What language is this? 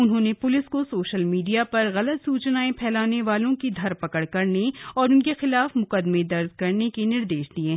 Hindi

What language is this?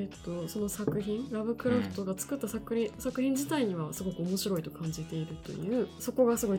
Japanese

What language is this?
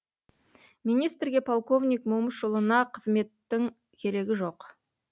Kazakh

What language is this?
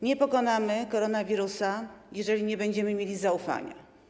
Polish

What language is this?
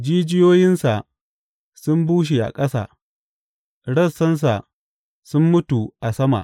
Hausa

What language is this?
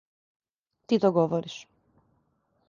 Serbian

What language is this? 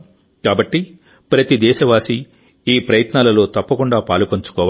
Telugu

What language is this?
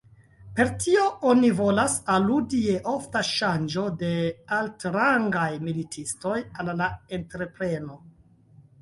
Esperanto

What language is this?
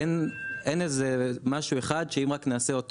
Hebrew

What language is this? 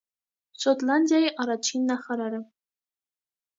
Armenian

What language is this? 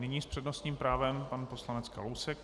Czech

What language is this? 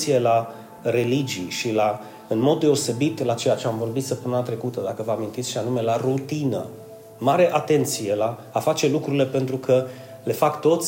Romanian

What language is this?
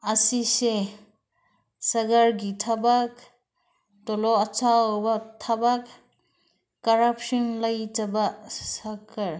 Manipuri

